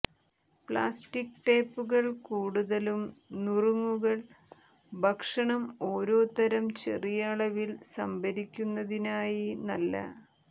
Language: Malayalam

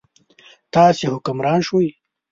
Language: Pashto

